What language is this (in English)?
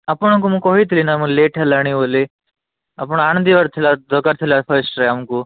Odia